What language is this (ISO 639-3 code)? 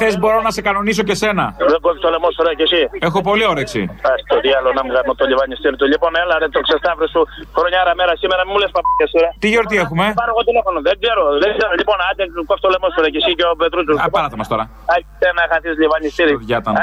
ell